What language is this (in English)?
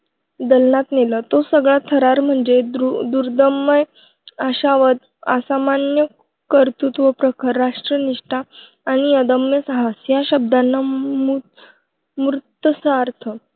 Marathi